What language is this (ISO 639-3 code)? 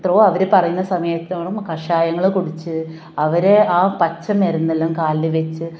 mal